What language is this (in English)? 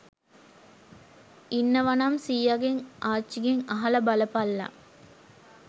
Sinhala